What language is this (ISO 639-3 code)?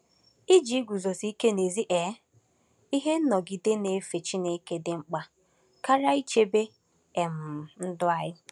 ibo